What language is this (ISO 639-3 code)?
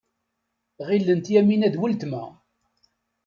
kab